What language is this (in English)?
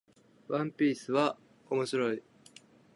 Japanese